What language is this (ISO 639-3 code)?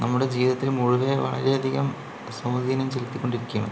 mal